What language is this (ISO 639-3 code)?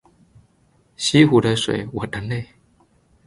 zho